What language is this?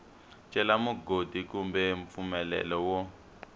Tsonga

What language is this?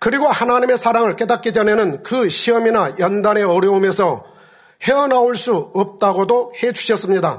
Korean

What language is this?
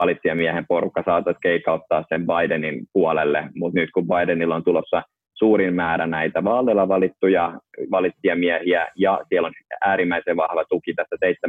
Finnish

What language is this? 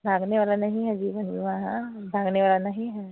Hindi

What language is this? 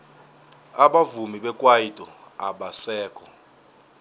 South Ndebele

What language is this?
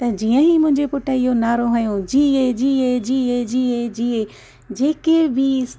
Sindhi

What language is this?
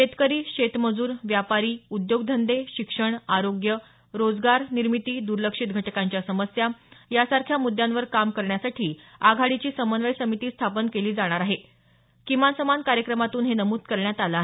Marathi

